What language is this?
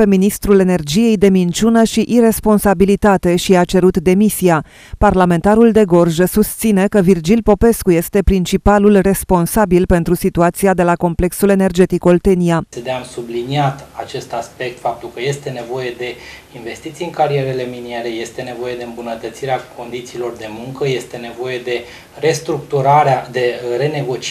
Romanian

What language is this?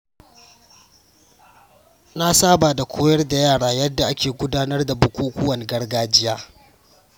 Hausa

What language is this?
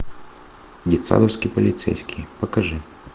Russian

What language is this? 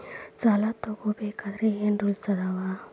Kannada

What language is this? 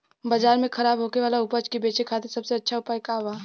Bhojpuri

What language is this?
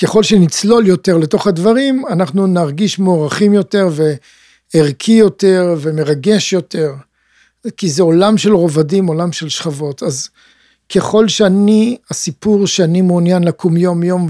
Hebrew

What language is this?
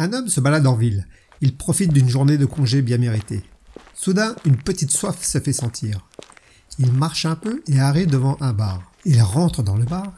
French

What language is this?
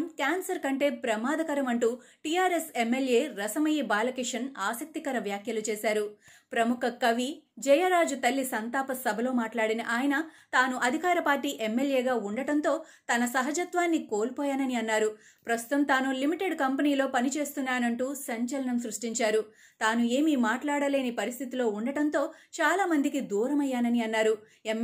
Telugu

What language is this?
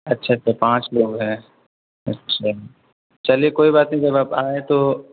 Urdu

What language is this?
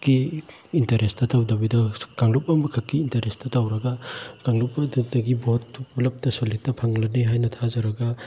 Manipuri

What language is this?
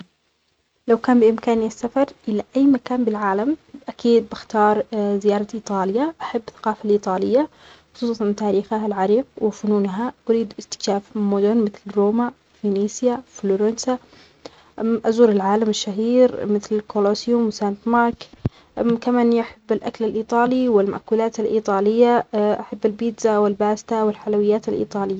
Omani Arabic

